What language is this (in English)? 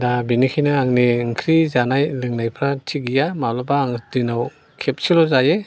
Bodo